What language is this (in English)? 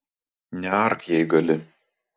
Lithuanian